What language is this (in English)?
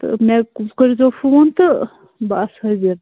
Kashmiri